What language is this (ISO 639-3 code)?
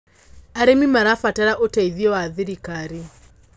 kik